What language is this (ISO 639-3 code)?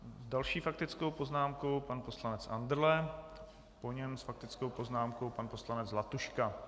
ces